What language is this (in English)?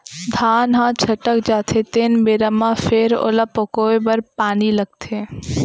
Chhattisgarhi